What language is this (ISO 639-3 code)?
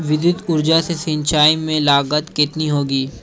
hin